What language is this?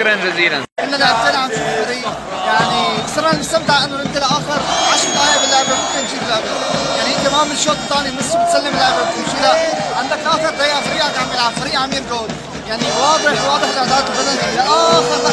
Arabic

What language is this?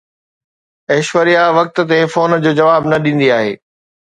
Sindhi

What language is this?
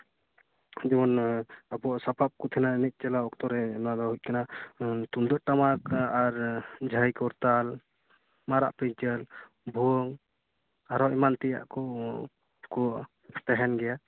Santali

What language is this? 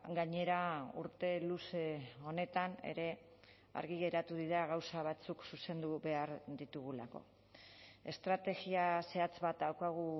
Basque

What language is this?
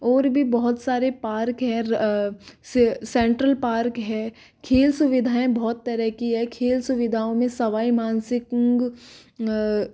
Hindi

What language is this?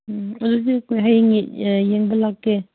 Manipuri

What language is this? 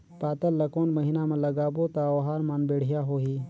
Chhattisgarhi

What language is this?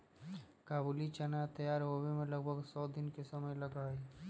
Magahi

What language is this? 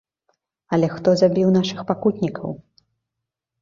Belarusian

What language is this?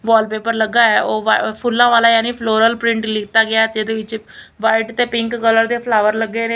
Punjabi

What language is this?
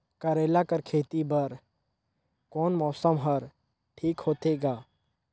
Chhattisgarhi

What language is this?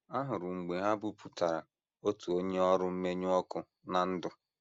Igbo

